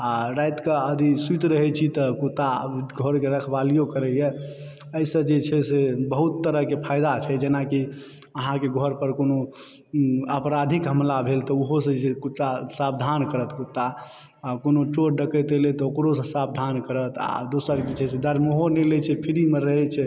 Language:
Maithili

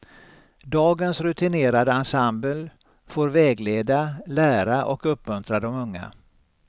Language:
Swedish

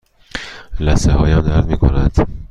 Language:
Persian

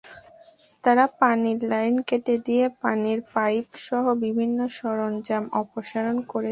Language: Bangla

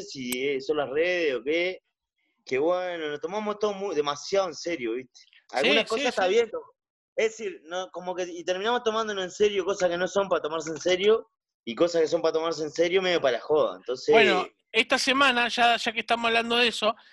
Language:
Spanish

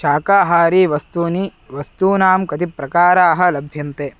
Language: Sanskrit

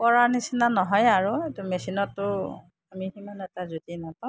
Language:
Assamese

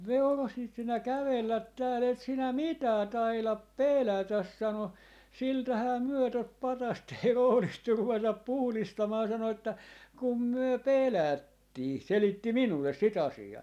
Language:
Finnish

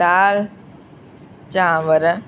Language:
Sindhi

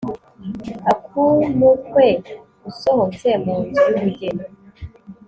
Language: Kinyarwanda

